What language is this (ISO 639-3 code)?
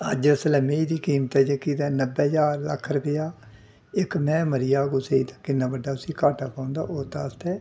doi